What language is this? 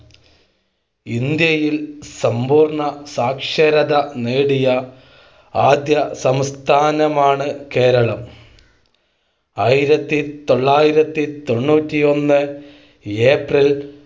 Malayalam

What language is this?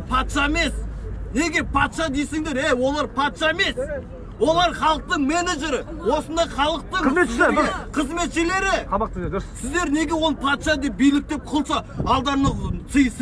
Kazakh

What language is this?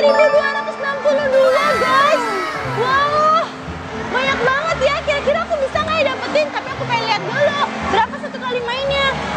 Indonesian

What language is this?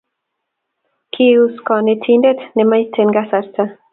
Kalenjin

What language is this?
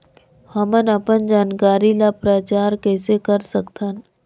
Chhattisgarhi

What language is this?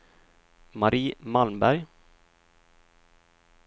Swedish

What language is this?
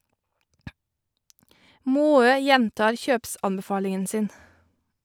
Norwegian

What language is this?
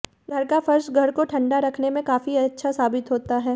Hindi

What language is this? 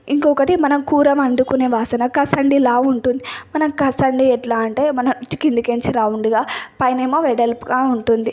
Telugu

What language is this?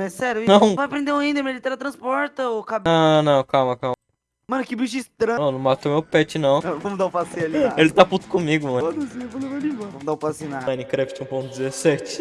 Portuguese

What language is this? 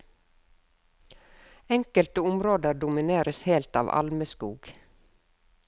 Norwegian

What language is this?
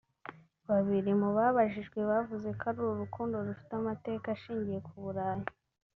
Kinyarwanda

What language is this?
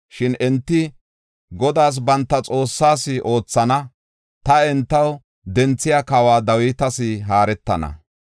Gofa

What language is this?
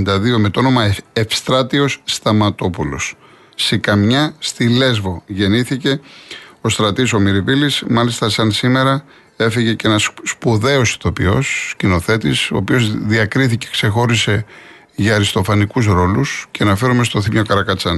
Greek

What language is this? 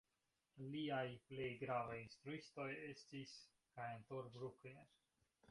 Esperanto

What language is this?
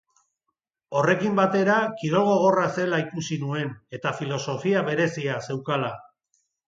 Basque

